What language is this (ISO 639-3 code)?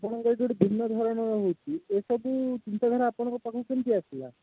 ori